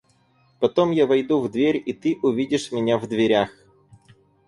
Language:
Russian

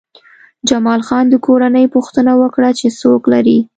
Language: Pashto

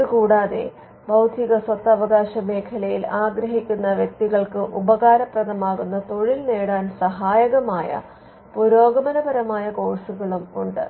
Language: Malayalam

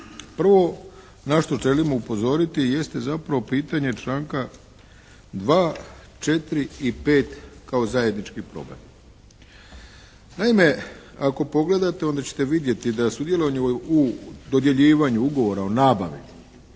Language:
Croatian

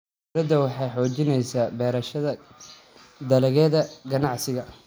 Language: Somali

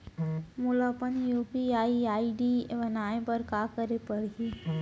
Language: Chhattisgarhi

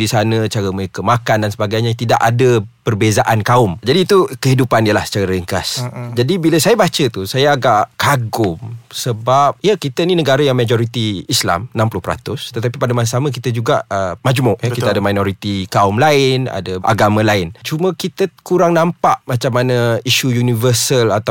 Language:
Malay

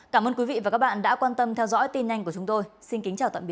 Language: Vietnamese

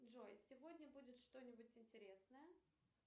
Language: Russian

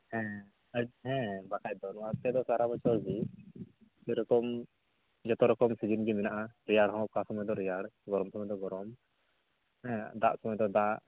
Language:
Santali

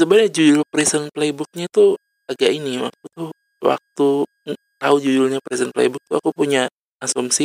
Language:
Indonesian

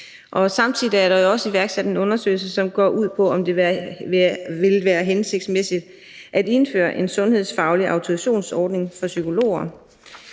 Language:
Danish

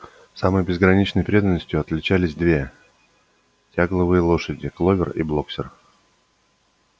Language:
Russian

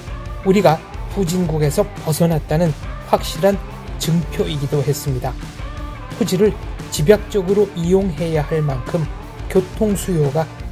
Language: Korean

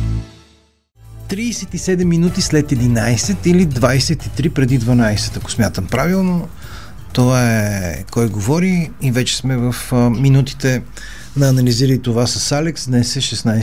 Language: Bulgarian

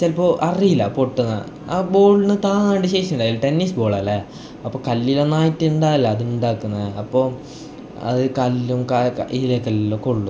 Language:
Malayalam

